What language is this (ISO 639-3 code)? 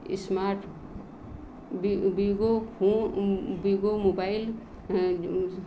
hin